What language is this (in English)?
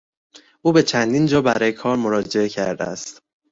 Persian